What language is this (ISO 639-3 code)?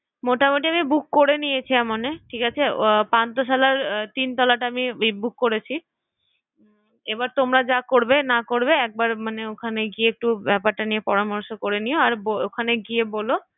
ben